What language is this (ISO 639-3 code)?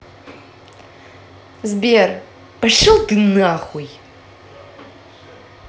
rus